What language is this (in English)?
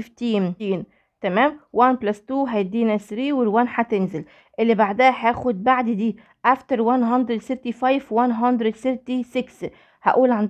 Arabic